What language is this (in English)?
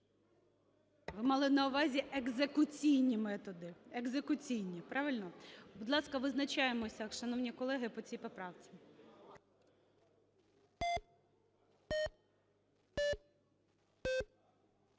Ukrainian